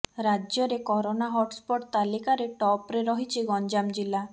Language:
Odia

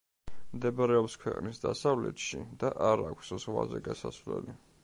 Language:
Georgian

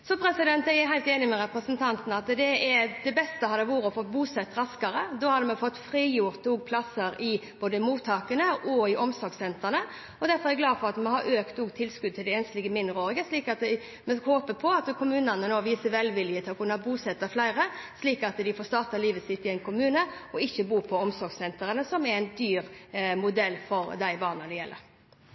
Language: Norwegian Bokmål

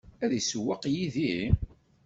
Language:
Kabyle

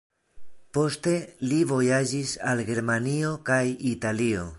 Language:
Esperanto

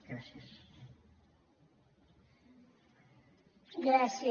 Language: Catalan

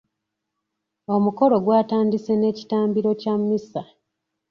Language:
Ganda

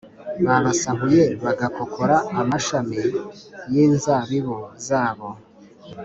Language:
Kinyarwanda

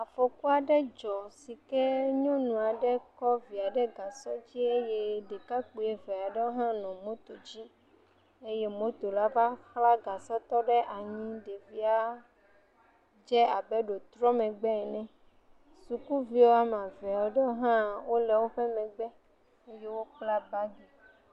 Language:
Ewe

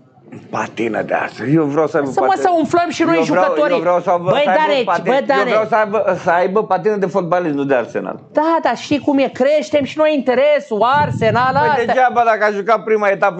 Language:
Romanian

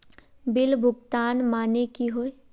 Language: Magahi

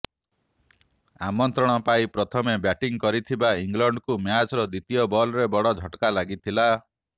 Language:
Odia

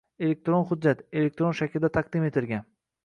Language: Uzbek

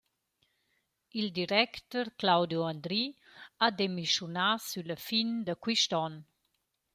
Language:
Romansh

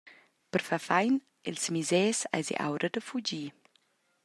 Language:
Romansh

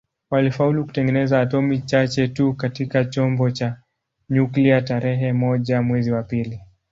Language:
Swahili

